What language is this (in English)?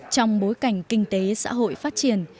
Vietnamese